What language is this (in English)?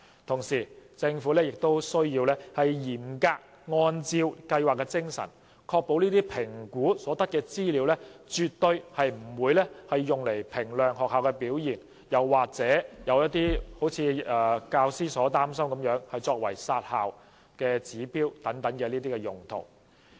Cantonese